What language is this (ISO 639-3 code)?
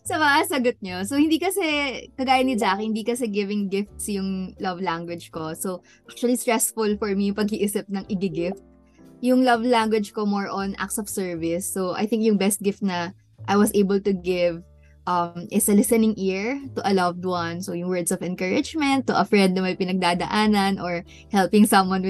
fil